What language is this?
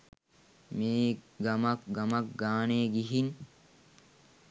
Sinhala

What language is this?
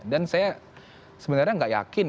Indonesian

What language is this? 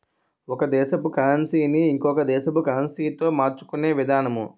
Telugu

